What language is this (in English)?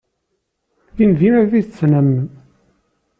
Kabyle